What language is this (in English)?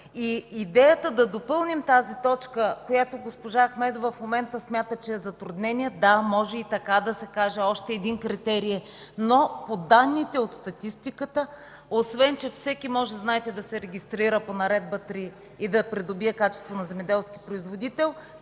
Bulgarian